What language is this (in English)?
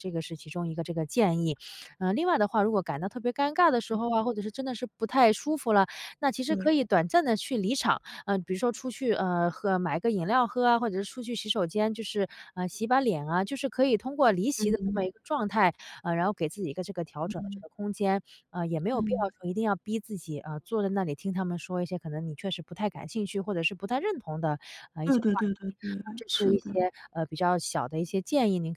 Chinese